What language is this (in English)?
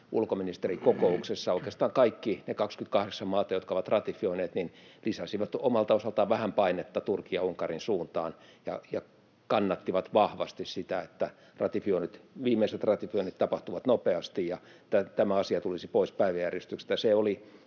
Finnish